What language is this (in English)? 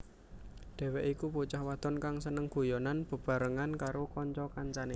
Javanese